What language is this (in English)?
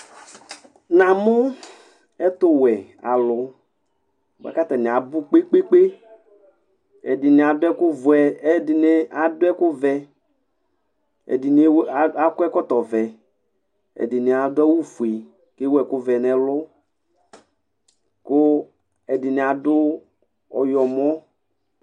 Ikposo